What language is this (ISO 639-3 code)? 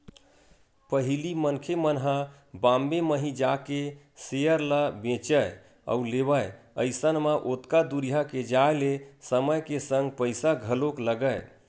hne